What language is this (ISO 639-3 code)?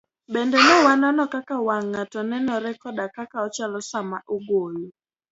luo